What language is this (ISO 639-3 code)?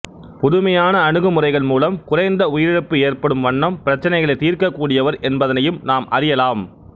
tam